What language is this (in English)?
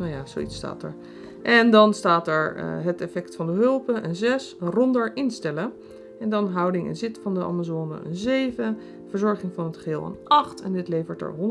Dutch